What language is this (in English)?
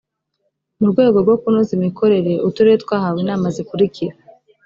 Kinyarwanda